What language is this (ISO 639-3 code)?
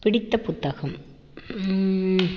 tam